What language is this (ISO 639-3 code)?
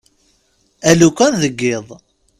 kab